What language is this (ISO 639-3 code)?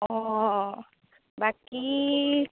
asm